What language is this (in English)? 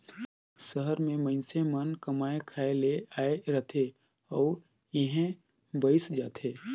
Chhattisgarhi